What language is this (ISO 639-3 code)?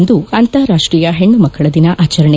kan